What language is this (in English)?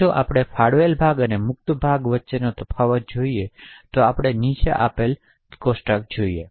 Gujarati